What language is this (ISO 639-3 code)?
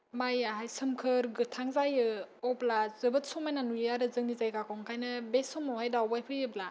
brx